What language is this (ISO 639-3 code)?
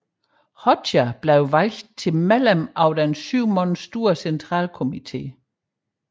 dan